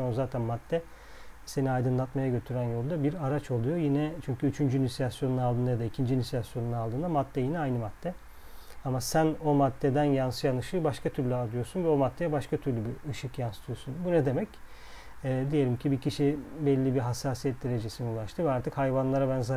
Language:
Turkish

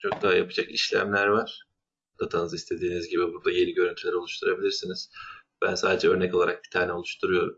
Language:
Turkish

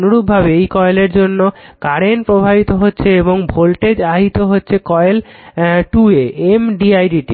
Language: Bangla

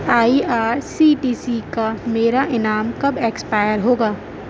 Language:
Urdu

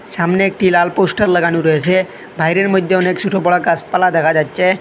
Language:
Bangla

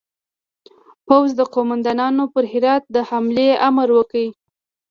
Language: Pashto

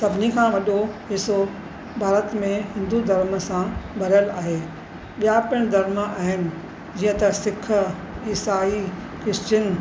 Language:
Sindhi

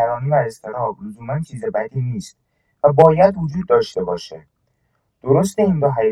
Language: Persian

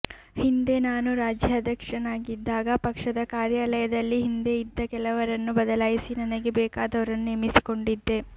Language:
Kannada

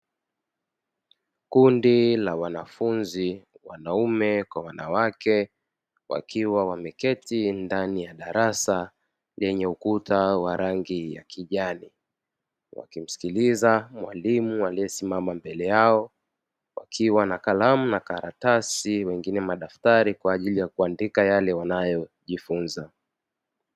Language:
Swahili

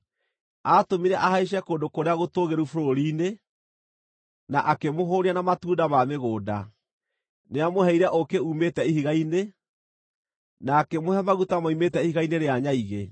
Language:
Kikuyu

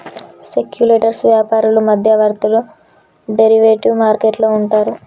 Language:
Telugu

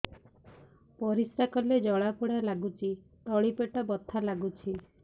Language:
Odia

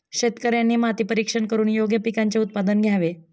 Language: Marathi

